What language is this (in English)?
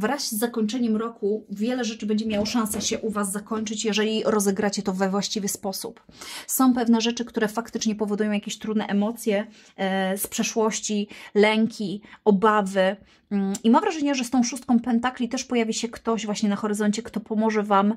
Polish